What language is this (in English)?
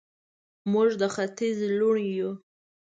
Pashto